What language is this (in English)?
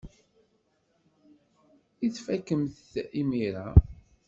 Kabyle